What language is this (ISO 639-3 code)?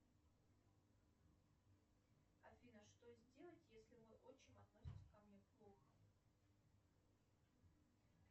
rus